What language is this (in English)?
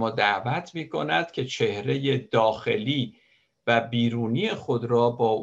Persian